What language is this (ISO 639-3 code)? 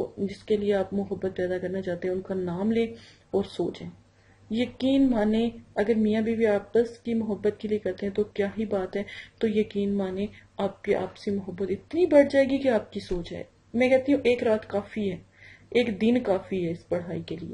hin